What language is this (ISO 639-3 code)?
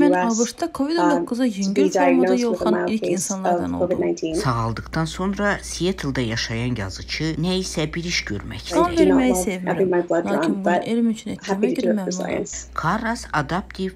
tur